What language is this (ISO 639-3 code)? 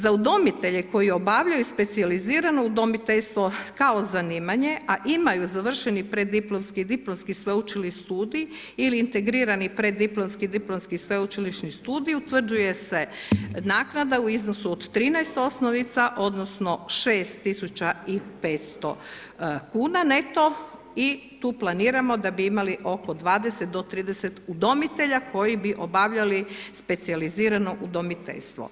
hrv